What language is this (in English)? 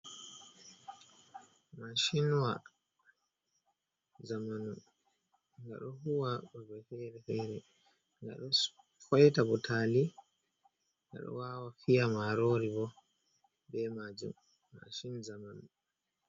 Fula